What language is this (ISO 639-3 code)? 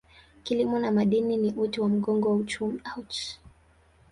swa